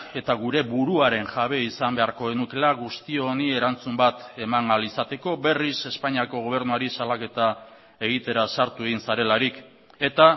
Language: Basque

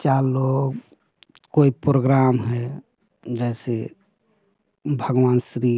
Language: Hindi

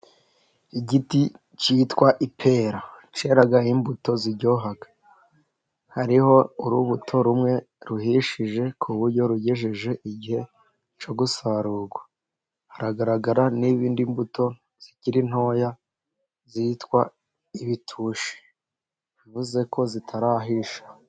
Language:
Kinyarwanda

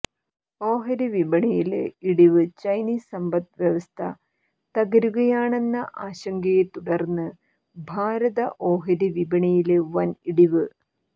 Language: Malayalam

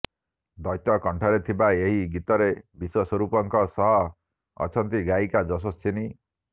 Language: Odia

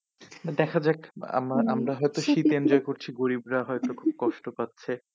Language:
Bangla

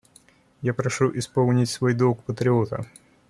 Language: Russian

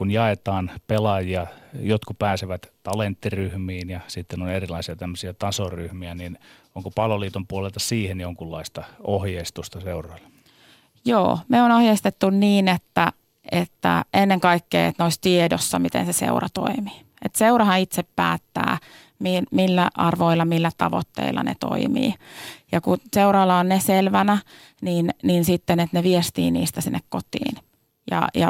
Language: Finnish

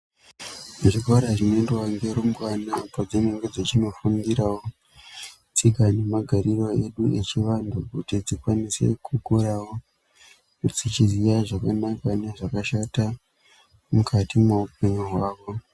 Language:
Ndau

